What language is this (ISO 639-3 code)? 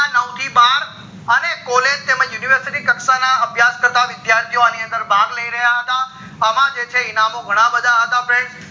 guj